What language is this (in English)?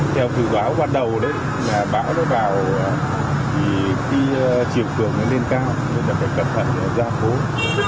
Vietnamese